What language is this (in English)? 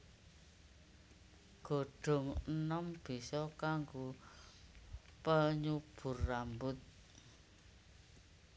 Javanese